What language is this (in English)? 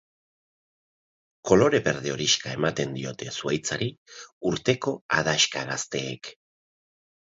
Basque